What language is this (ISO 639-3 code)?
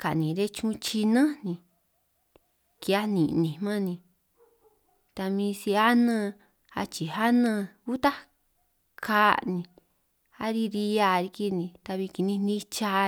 trq